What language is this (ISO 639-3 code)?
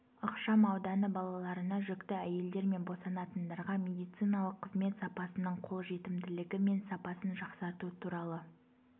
kaz